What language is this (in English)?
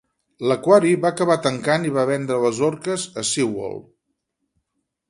Catalan